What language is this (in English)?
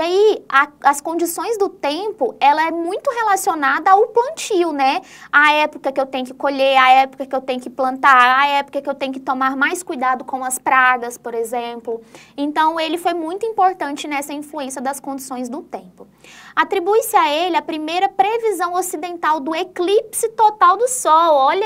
Portuguese